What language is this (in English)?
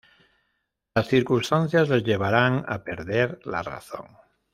Spanish